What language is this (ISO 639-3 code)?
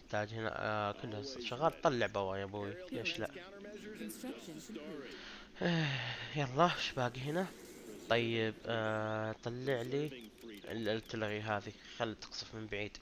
ara